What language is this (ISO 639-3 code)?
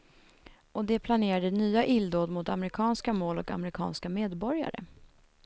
swe